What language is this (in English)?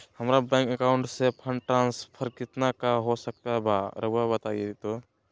Magahi